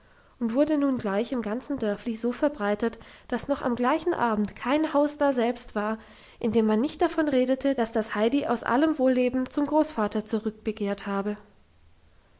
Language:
German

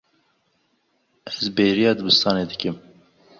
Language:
Kurdish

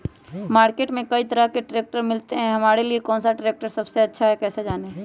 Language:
Magahi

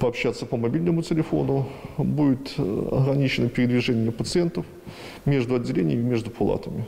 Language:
Russian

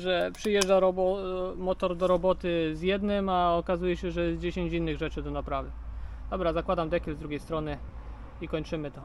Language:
Polish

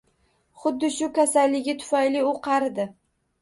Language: Uzbek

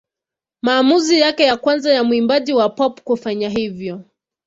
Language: Swahili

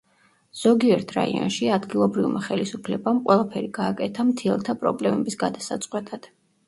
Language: Georgian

